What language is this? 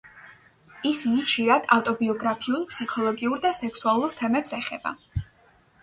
Georgian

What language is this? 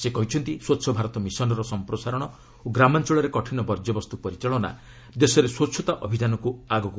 Odia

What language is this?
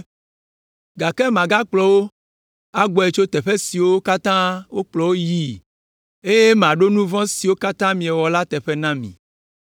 Ewe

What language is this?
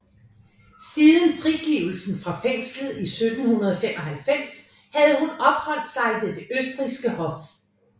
Danish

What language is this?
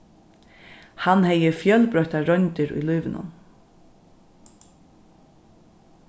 Faroese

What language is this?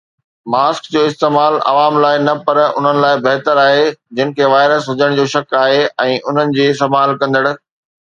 Sindhi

